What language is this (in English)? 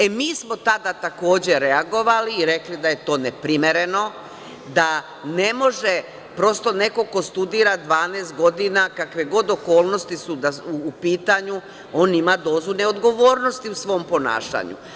Serbian